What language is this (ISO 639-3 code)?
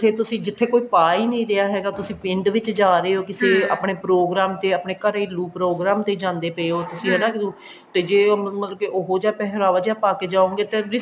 pan